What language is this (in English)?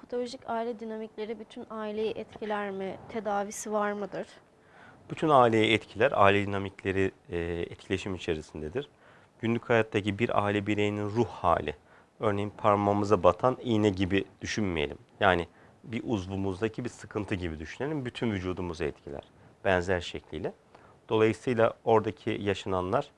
Turkish